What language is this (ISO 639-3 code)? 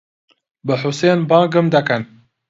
ckb